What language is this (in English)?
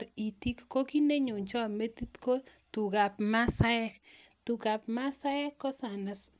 Kalenjin